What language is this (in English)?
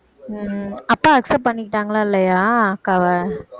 Tamil